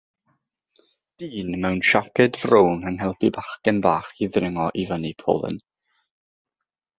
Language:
Welsh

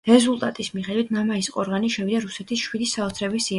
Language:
Georgian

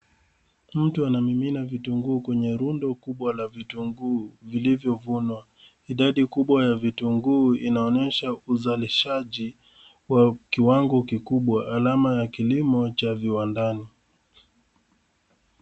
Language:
Swahili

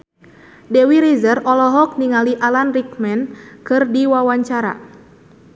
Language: Sundanese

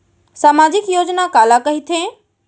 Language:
Chhattisgarhi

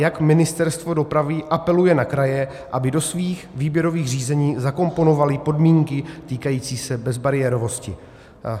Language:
Czech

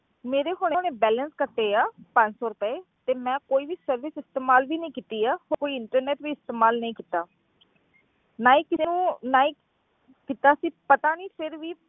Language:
Punjabi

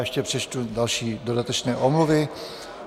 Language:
Czech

